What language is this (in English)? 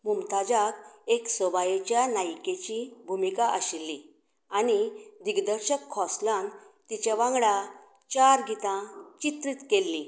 Konkani